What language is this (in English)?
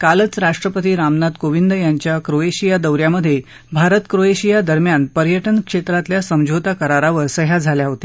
Marathi